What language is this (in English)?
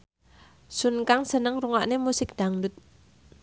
Javanese